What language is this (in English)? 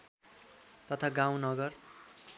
Nepali